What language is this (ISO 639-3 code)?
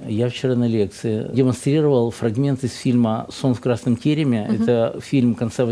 rus